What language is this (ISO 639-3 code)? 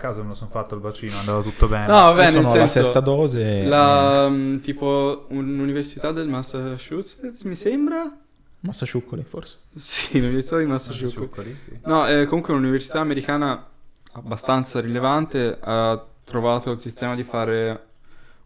ita